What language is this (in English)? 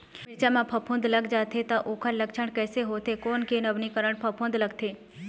Chhattisgarhi